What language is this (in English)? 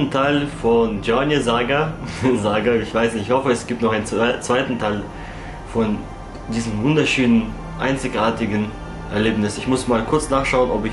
German